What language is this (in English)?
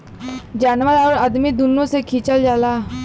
Bhojpuri